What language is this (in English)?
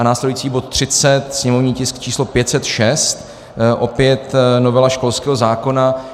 Czech